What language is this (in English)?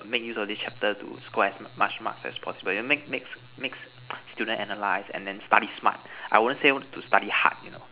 English